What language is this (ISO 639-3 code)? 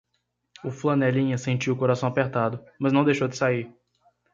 por